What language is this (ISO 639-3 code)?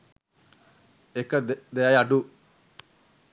sin